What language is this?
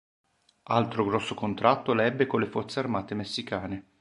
Italian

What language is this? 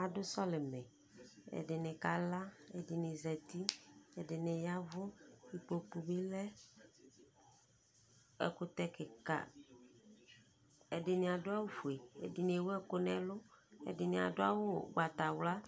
Ikposo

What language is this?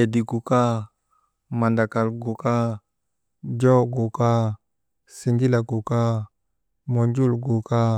Maba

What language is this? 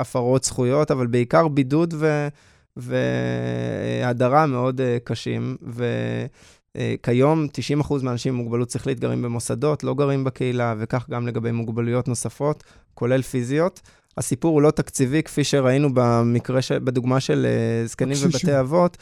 Hebrew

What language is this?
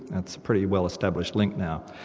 English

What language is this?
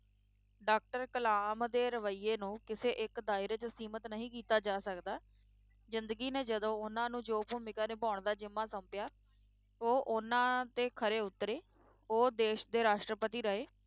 Punjabi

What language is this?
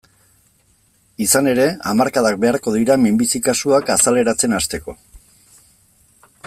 Basque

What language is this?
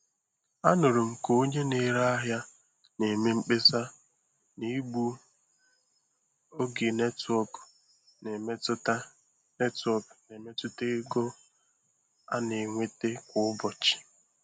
Igbo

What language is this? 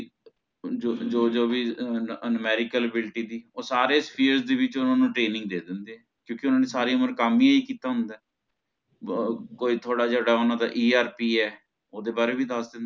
Punjabi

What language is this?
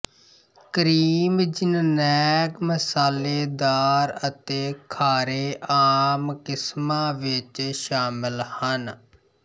Punjabi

